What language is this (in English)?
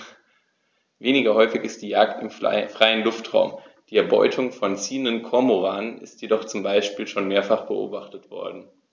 German